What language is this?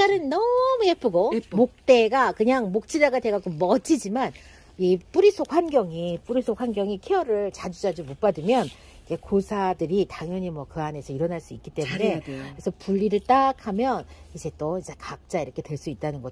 Korean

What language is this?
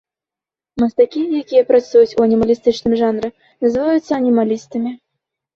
Belarusian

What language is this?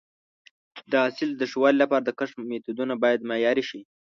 Pashto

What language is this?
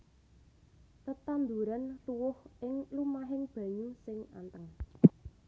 Javanese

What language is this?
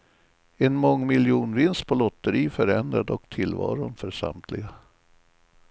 Swedish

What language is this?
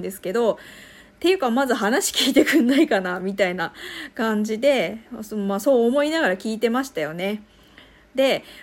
Japanese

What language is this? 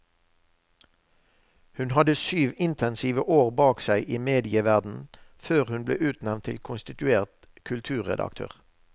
Norwegian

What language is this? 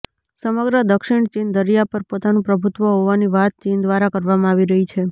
Gujarati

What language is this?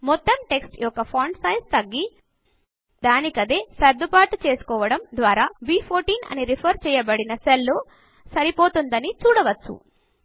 Telugu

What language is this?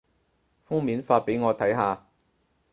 Cantonese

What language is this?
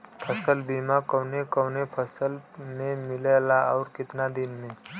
Bhojpuri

